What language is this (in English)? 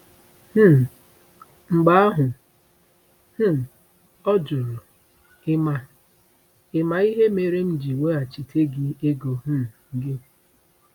Igbo